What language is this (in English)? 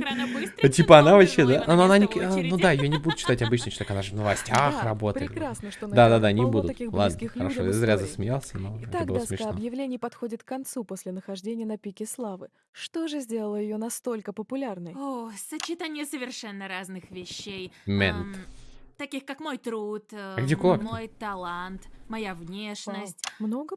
Russian